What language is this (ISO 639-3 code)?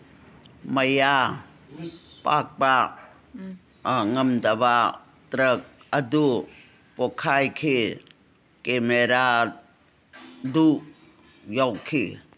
mni